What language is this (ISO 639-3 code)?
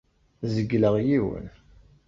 kab